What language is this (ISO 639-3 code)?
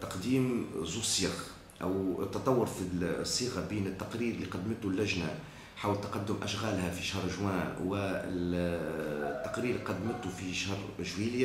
ara